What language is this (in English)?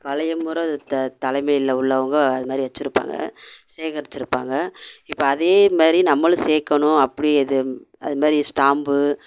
Tamil